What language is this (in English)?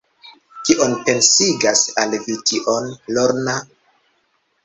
Esperanto